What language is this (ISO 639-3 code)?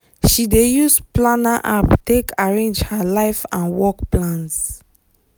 pcm